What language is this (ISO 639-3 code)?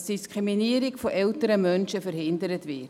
gsw